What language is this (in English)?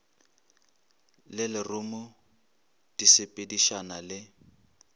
Northern Sotho